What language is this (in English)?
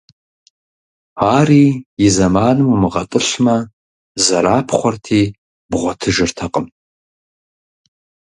Kabardian